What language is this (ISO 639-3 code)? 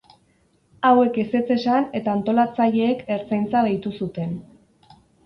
eus